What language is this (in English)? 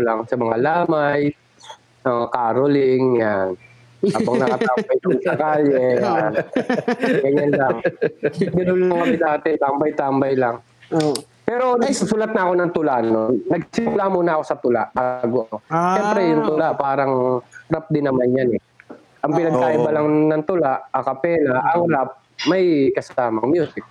Filipino